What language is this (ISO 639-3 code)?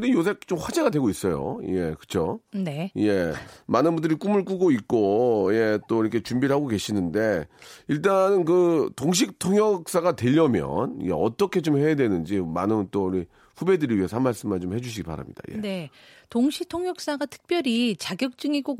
kor